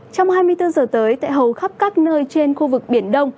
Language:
Vietnamese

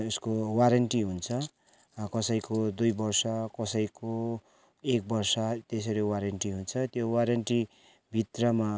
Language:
Nepali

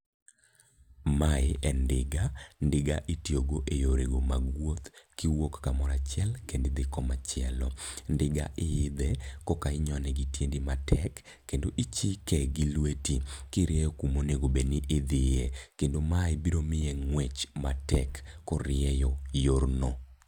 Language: Luo (Kenya and Tanzania)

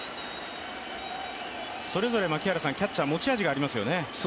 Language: Japanese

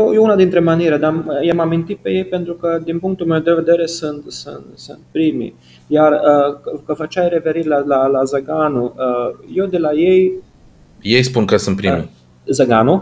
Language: Romanian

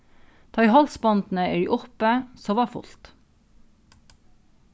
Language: Faroese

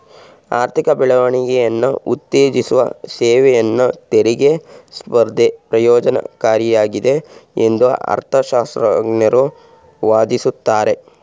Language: Kannada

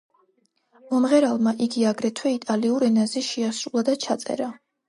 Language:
Georgian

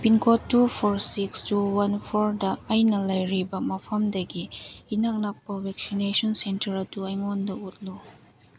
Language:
Manipuri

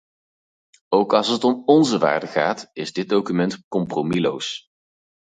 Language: Dutch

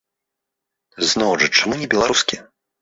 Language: Belarusian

